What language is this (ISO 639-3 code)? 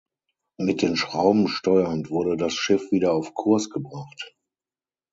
deu